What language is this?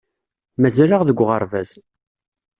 Kabyle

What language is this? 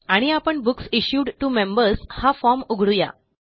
Marathi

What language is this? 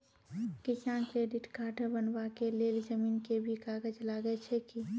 Maithili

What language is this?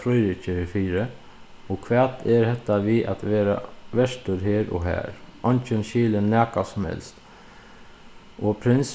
Faroese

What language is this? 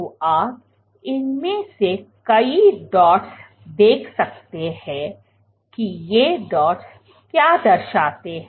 Hindi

